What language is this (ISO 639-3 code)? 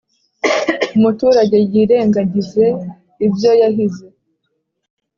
kin